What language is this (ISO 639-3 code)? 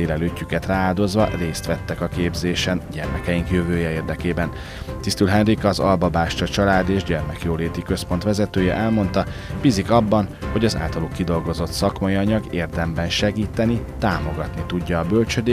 hun